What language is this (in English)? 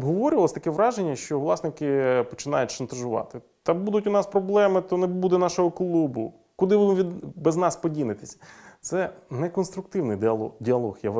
Ukrainian